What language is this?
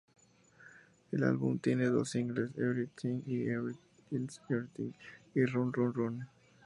Spanish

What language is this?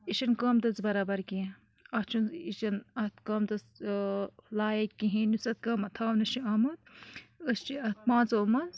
Kashmiri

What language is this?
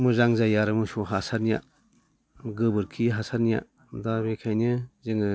Bodo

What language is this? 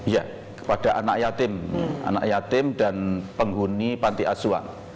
Indonesian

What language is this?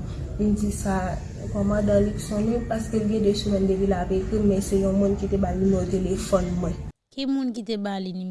French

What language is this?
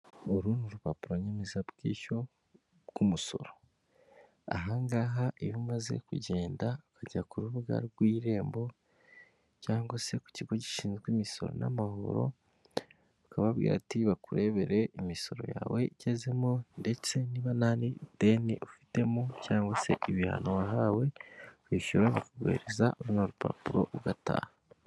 Kinyarwanda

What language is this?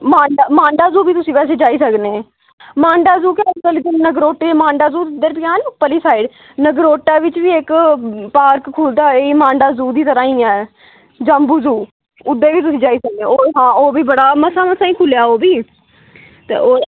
Dogri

